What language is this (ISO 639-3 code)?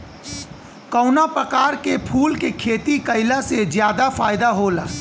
bho